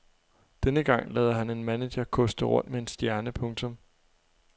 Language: Danish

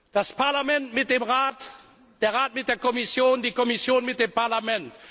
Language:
German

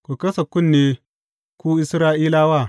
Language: Hausa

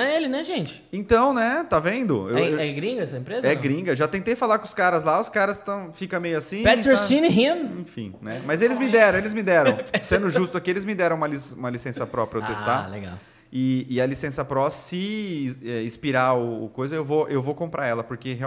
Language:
Portuguese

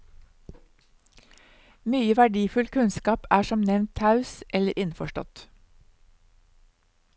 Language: Norwegian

